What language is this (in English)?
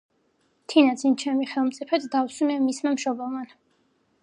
Georgian